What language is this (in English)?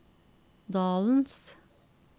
Norwegian